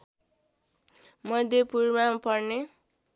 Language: Nepali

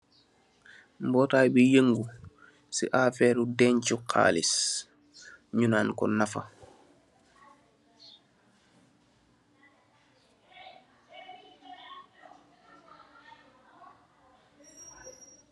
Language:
Wolof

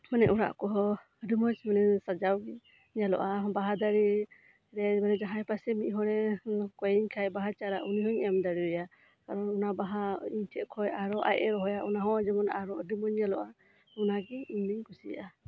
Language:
Santali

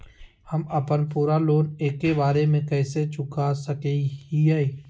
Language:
Magahi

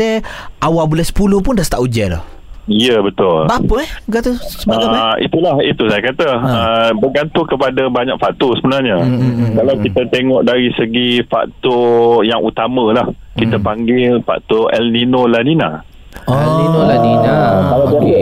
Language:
Malay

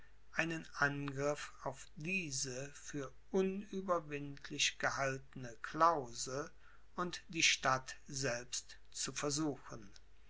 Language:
German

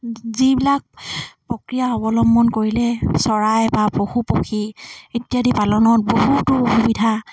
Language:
Assamese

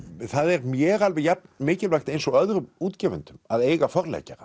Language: Icelandic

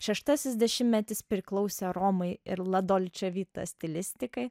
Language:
Lithuanian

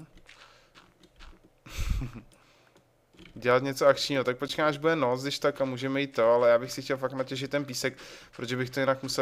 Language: Czech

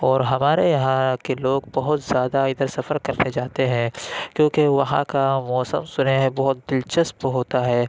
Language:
Urdu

